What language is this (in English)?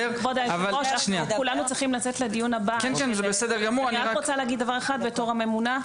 Hebrew